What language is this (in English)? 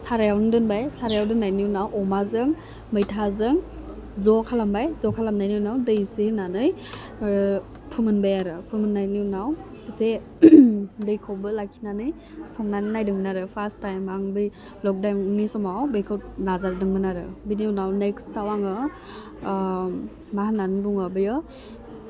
Bodo